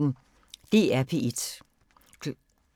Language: Danish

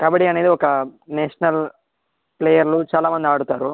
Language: Telugu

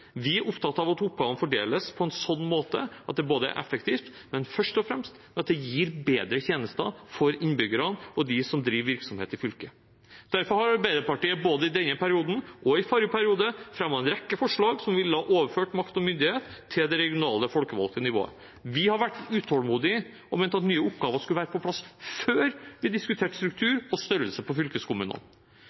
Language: Norwegian Bokmål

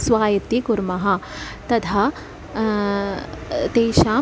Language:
Sanskrit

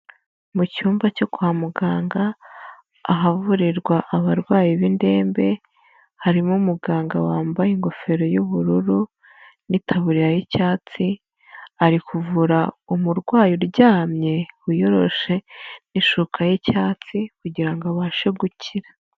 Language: Kinyarwanda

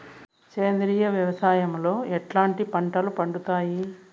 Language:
Telugu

